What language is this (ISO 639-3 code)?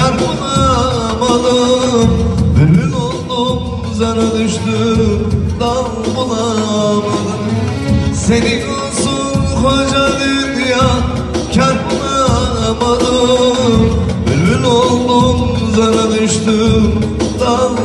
tur